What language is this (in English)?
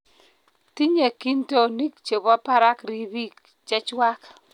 Kalenjin